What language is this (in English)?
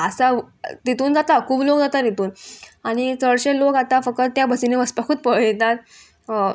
Konkani